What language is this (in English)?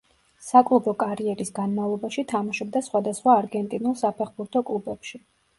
Georgian